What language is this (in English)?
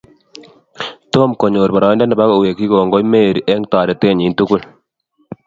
Kalenjin